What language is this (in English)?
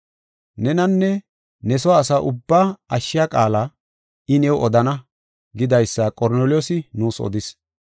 Gofa